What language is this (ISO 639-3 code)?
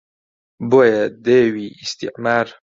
ckb